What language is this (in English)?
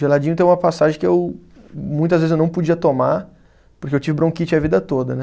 Portuguese